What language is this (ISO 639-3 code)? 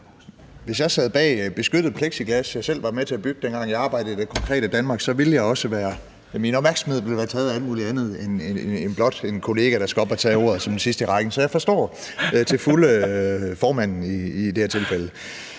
dan